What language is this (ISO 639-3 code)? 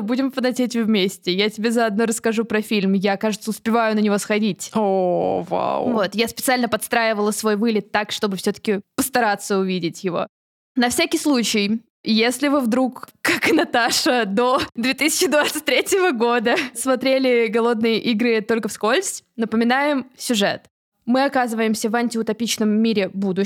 rus